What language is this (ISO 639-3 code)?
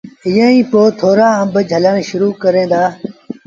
sbn